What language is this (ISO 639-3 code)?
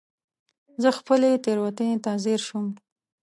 pus